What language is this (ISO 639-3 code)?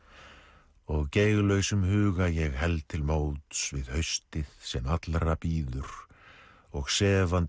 isl